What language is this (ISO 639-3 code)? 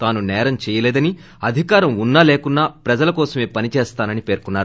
tel